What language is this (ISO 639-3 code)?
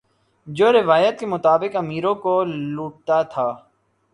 urd